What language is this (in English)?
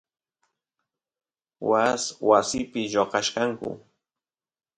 Santiago del Estero Quichua